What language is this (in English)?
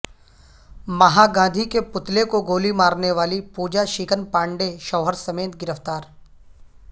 Urdu